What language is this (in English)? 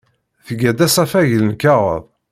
Kabyle